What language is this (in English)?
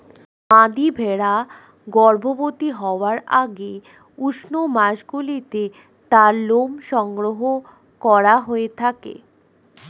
Bangla